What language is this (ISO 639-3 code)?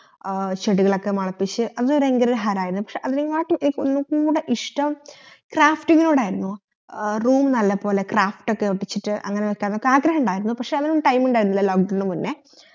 mal